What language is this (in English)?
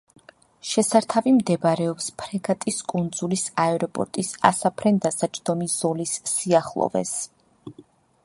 Georgian